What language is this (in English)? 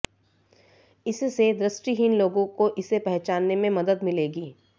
Hindi